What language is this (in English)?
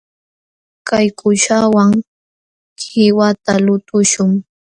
Jauja Wanca Quechua